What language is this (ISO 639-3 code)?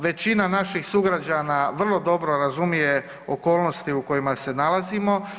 hrv